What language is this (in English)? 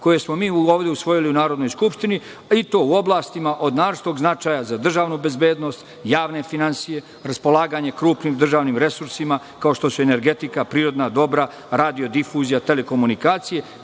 Serbian